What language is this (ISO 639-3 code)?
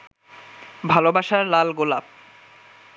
ben